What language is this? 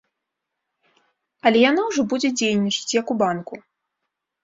Belarusian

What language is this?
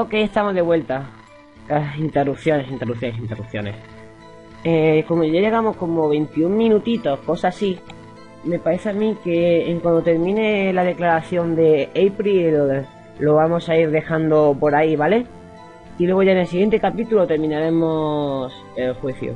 Spanish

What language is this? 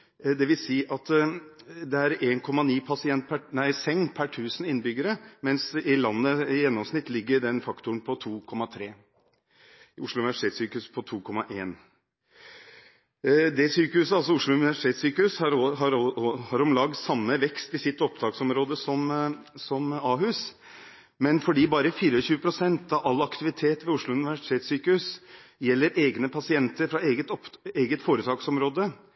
Norwegian Bokmål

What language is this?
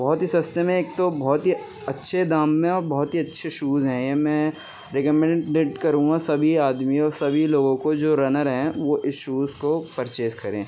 Urdu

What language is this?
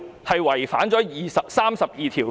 Cantonese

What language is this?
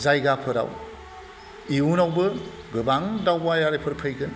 Bodo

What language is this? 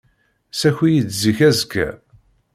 Kabyle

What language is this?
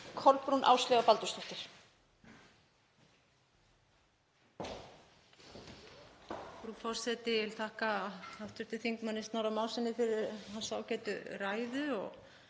Icelandic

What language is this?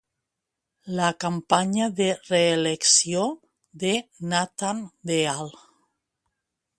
Catalan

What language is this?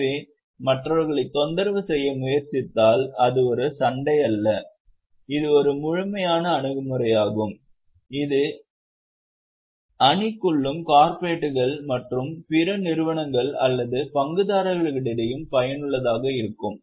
Tamil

